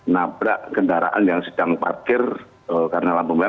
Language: Indonesian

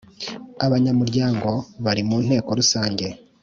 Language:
Kinyarwanda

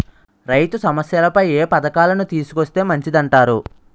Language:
Telugu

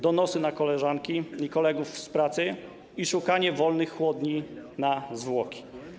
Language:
Polish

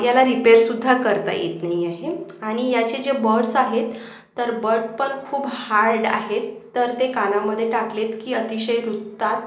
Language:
Marathi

